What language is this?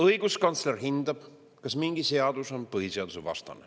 Estonian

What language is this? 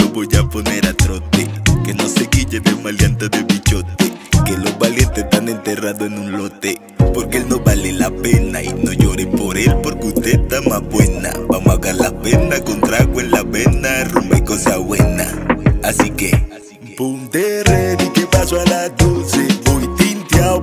Italian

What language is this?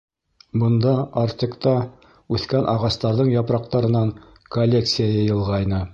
Bashkir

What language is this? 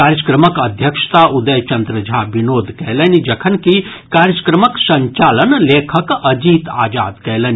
Maithili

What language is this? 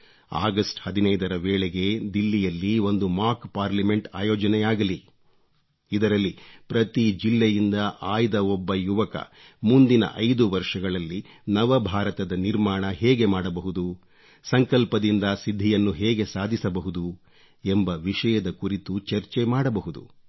Kannada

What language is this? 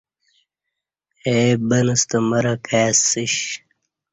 Kati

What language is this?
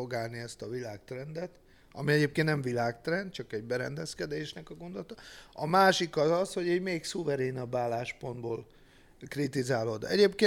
Hungarian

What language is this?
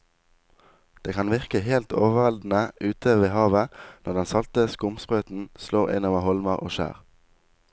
Norwegian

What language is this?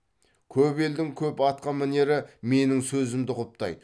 Kazakh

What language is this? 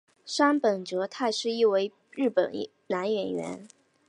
Chinese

